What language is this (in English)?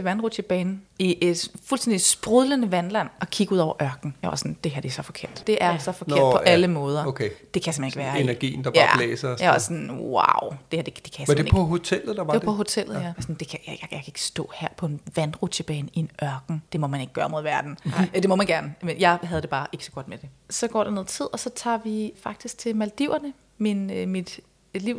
Danish